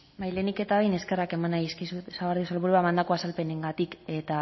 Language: Basque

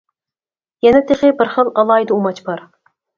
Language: Uyghur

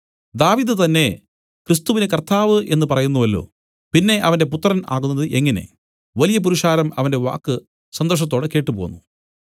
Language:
Malayalam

